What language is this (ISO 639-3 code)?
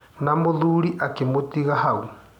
kik